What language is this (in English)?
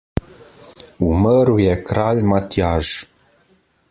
Slovenian